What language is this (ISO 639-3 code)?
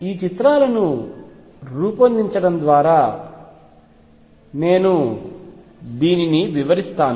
tel